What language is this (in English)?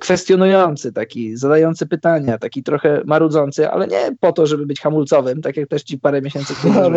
Polish